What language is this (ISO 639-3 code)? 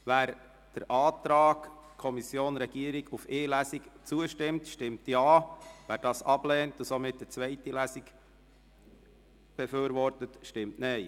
gsw